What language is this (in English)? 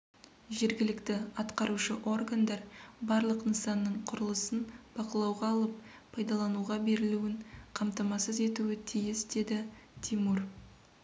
Kazakh